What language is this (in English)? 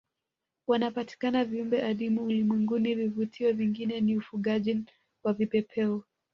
Swahili